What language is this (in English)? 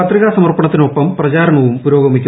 Malayalam